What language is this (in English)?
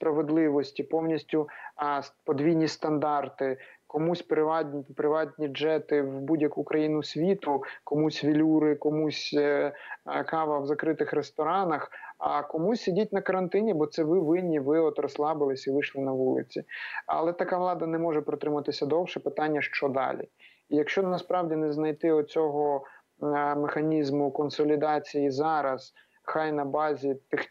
Ukrainian